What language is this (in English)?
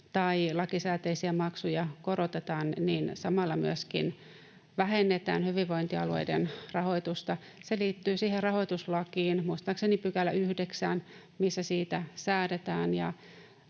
Finnish